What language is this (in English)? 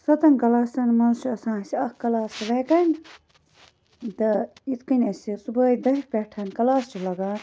Kashmiri